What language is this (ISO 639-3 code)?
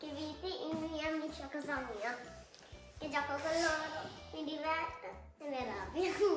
ita